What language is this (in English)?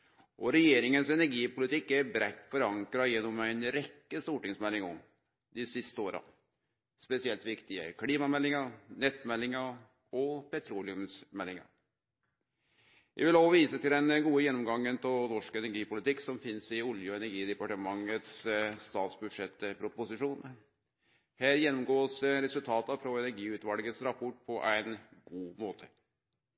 Norwegian Nynorsk